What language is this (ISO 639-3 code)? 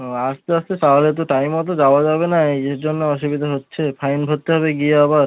ben